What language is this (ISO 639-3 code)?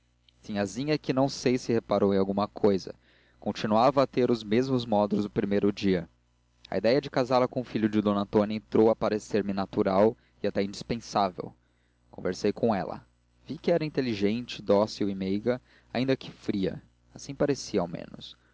por